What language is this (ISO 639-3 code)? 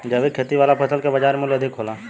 bho